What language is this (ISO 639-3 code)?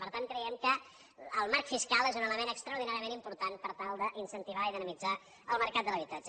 cat